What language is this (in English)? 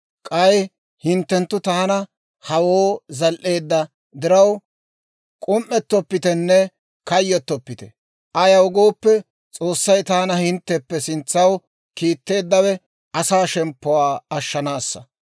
Dawro